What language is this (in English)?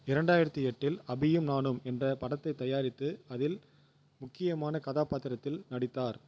Tamil